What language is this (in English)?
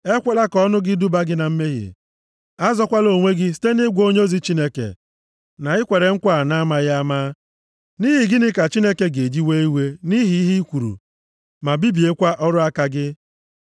Igbo